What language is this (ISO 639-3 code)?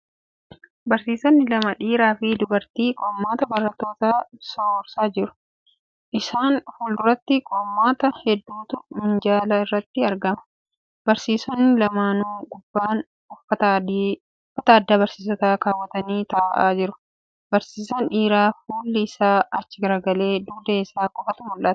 orm